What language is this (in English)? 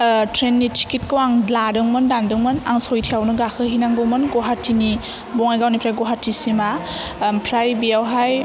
Bodo